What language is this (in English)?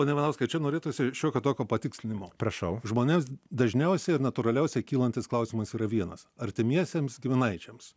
Lithuanian